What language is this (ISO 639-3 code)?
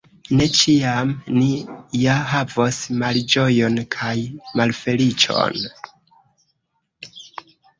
epo